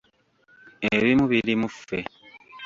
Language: Ganda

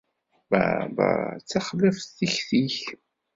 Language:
Kabyle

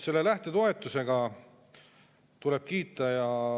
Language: Estonian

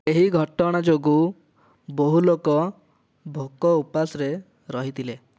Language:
Odia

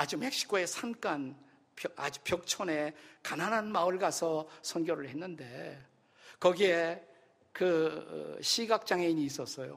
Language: Korean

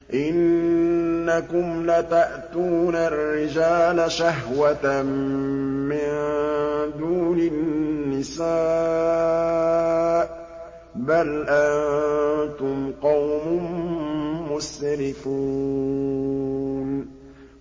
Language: Arabic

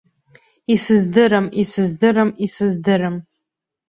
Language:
Abkhazian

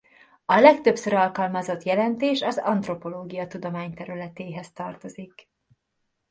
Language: Hungarian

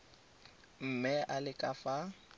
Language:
Tswana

